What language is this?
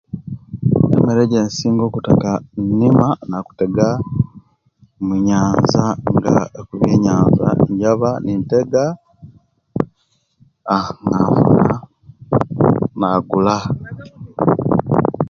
Kenyi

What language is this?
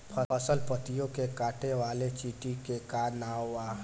Bhojpuri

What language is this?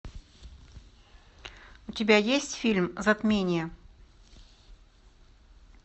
Russian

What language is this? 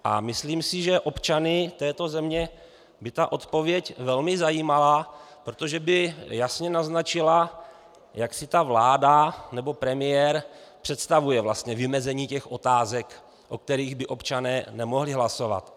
Czech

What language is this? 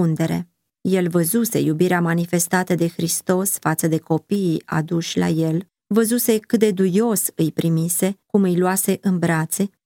Romanian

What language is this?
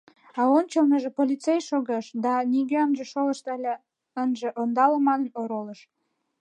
Mari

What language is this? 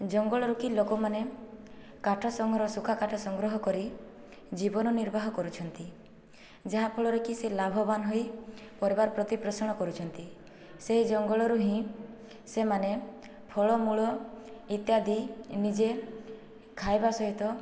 Odia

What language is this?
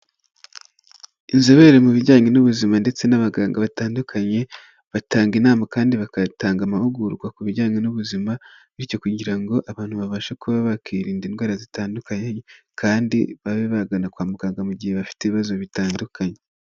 Kinyarwanda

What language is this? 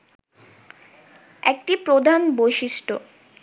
Bangla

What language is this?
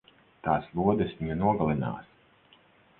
Latvian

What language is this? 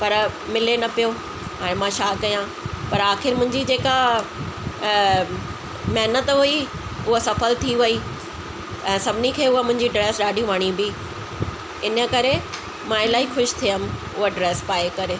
Sindhi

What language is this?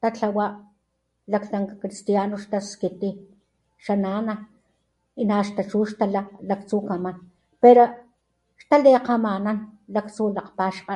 Papantla Totonac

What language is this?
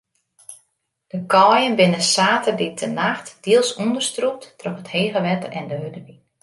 Western Frisian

